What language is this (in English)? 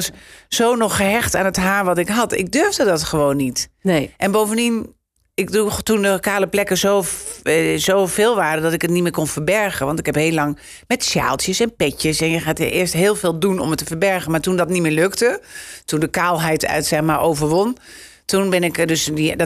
Dutch